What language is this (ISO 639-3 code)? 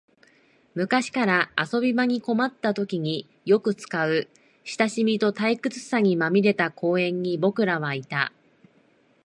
jpn